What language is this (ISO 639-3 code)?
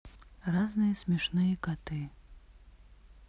rus